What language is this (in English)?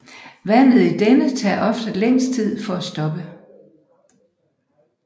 Danish